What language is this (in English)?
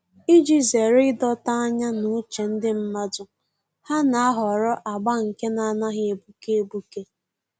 Igbo